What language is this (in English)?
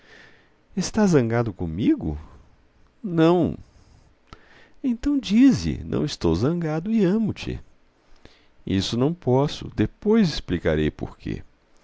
Portuguese